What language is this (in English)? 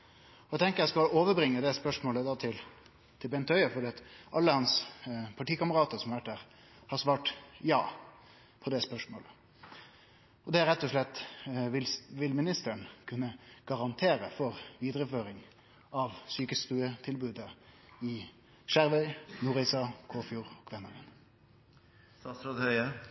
Norwegian Nynorsk